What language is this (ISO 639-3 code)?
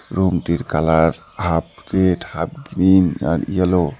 ben